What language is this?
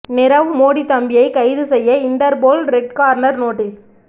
Tamil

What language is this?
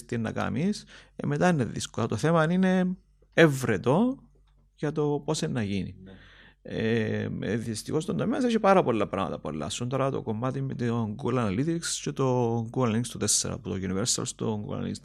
Greek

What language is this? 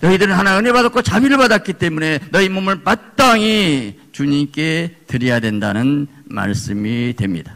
Korean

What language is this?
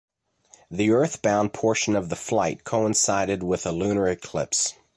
English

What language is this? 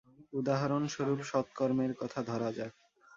Bangla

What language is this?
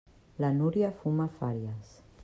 Catalan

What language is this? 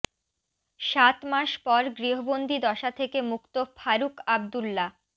Bangla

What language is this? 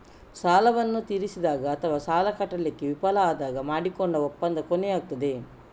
Kannada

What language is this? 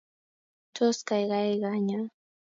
Kalenjin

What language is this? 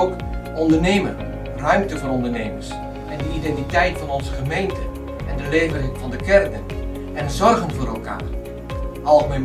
Dutch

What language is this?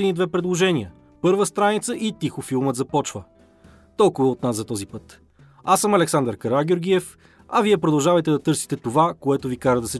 Bulgarian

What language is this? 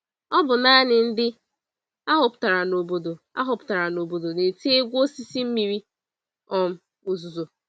Igbo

